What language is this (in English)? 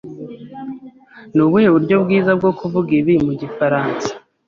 Kinyarwanda